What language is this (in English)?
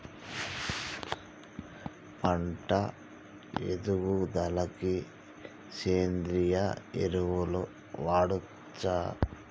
Telugu